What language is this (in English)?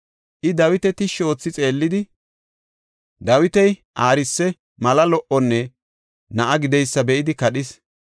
Gofa